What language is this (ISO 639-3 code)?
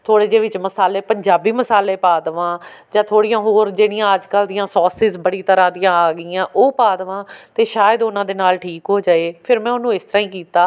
pan